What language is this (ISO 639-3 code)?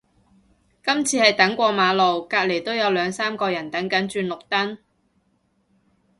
yue